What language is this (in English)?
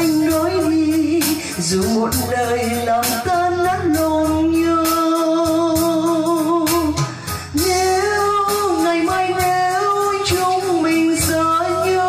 Vietnamese